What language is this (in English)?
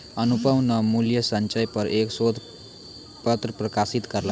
Maithili